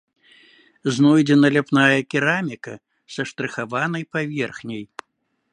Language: Belarusian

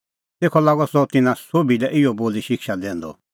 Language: Kullu Pahari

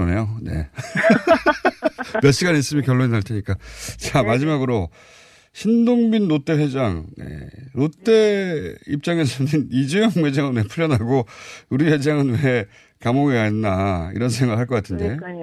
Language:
Korean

